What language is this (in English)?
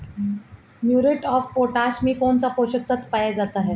Hindi